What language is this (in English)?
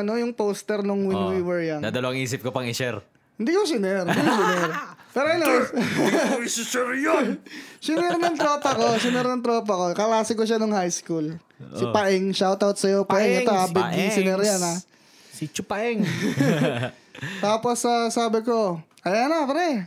Filipino